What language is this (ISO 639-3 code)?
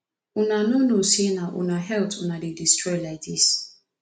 pcm